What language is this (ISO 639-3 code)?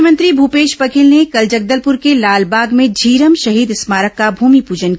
hin